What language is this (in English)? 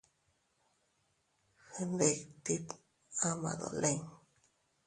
Teutila Cuicatec